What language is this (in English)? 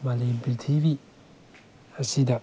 Manipuri